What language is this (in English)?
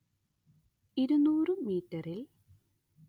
Malayalam